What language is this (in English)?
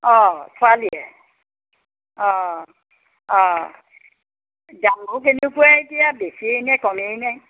Assamese